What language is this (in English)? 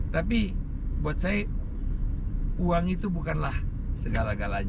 Indonesian